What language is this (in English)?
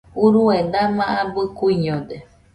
Nüpode Huitoto